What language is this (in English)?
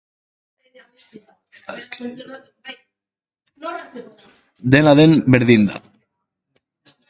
Basque